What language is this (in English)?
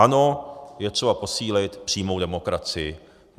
Czech